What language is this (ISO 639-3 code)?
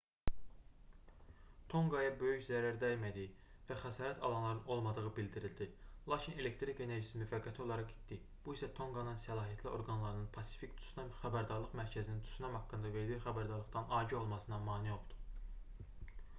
aze